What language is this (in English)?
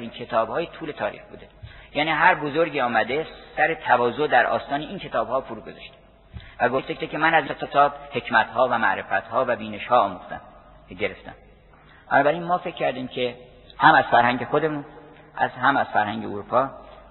Persian